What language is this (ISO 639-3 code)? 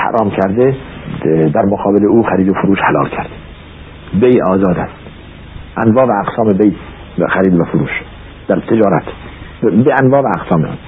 fas